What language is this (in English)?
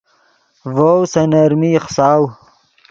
Yidgha